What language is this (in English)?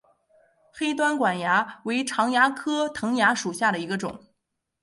Chinese